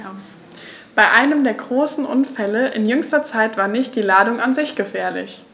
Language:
German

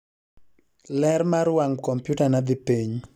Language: Luo (Kenya and Tanzania)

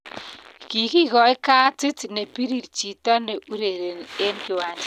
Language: Kalenjin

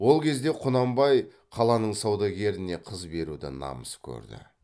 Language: Kazakh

